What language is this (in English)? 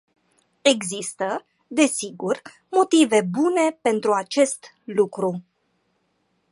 Romanian